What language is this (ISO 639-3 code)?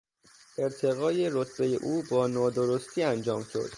fas